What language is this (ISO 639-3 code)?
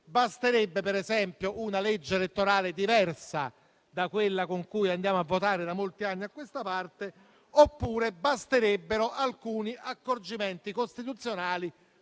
ita